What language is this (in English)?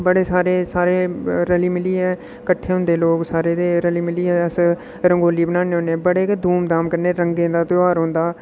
Dogri